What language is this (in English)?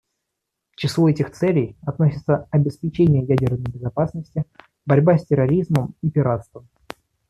Russian